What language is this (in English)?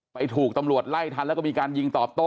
Thai